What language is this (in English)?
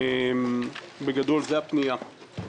Hebrew